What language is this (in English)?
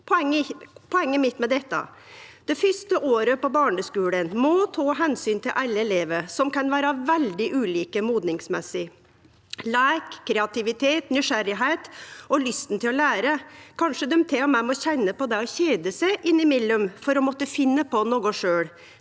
Norwegian